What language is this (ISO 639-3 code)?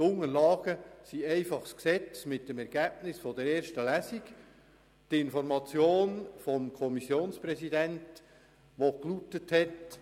gsw